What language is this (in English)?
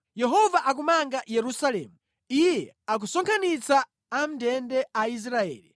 Nyanja